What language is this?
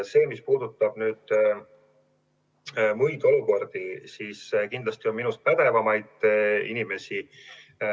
Estonian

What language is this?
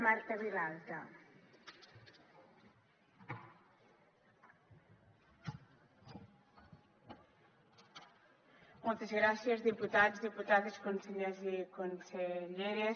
Catalan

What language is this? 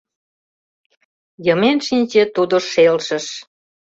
Mari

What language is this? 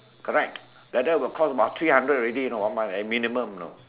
English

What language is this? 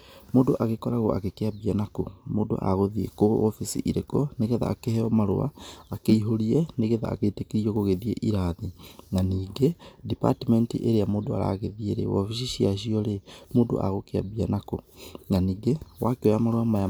Kikuyu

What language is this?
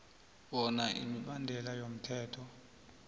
South Ndebele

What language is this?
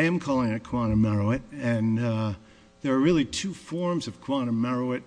English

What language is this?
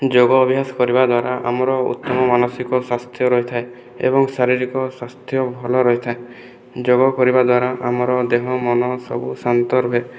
Odia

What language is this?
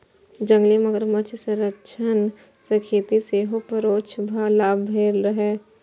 Maithili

